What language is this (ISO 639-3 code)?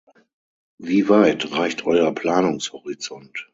deu